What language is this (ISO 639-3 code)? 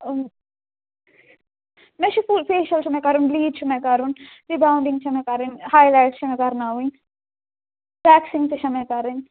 kas